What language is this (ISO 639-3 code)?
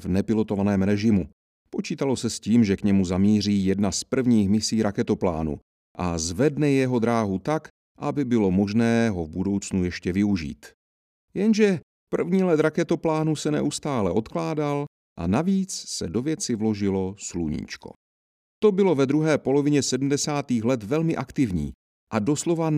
ces